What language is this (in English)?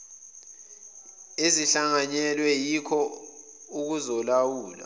Zulu